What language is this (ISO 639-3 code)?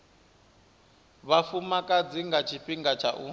ven